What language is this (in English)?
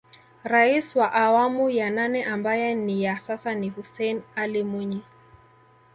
Swahili